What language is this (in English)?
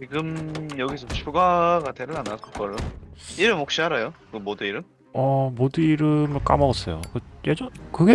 Korean